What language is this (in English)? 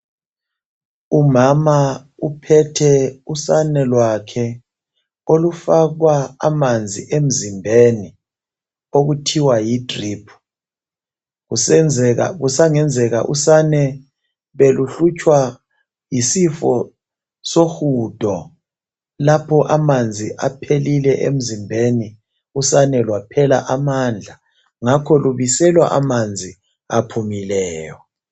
North Ndebele